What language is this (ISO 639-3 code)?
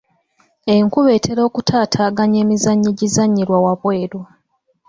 lug